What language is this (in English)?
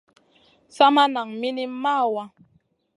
Masana